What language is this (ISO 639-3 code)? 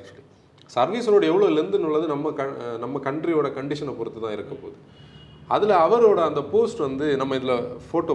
tam